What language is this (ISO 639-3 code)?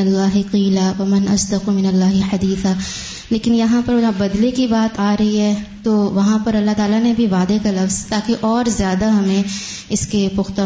urd